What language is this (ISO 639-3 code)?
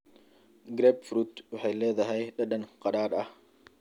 som